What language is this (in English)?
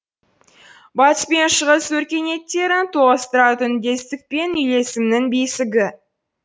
Kazakh